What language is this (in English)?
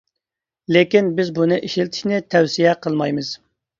Uyghur